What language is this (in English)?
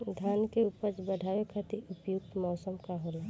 Bhojpuri